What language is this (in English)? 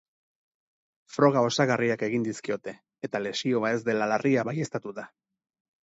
Basque